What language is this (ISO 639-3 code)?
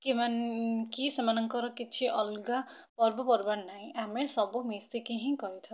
ori